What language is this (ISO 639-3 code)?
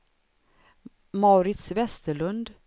swe